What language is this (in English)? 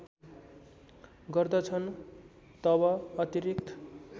Nepali